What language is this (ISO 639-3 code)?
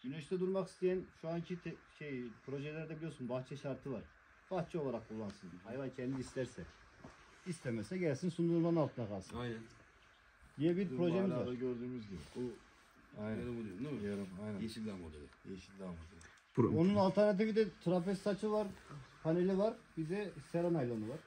tur